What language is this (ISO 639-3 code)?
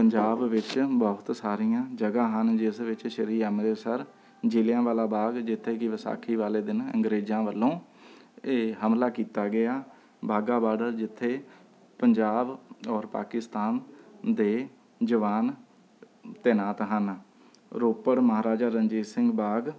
pan